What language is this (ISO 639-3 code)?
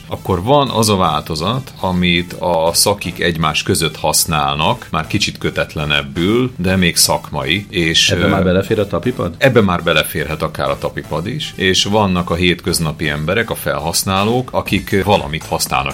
hun